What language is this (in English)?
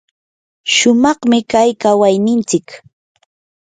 Yanahuanca Pasco Quechua